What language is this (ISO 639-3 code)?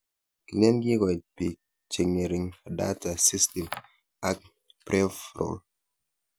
kln